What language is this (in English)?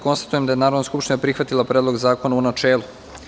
Serbian